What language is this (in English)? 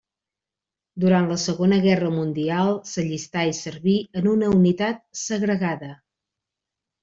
Catalan